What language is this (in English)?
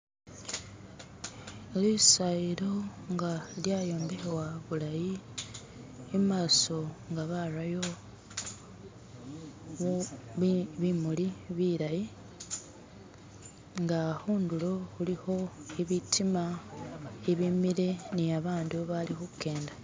Masaaba